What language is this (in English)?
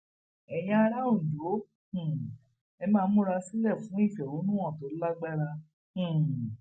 Yoruba